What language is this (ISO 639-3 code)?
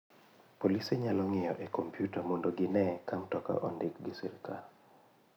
luo